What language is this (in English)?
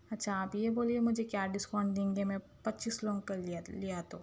Urdu